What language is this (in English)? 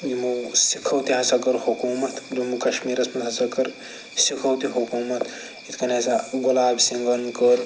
Kashmiri